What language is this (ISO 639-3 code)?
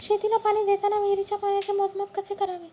mar